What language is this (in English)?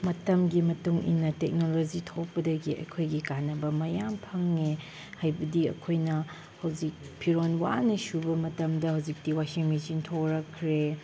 Manipuri